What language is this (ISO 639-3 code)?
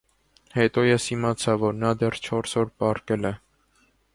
hye